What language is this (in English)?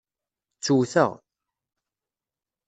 Kabyle